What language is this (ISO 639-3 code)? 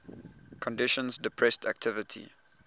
eng